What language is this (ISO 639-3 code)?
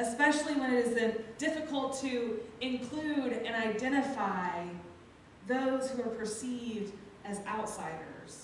eng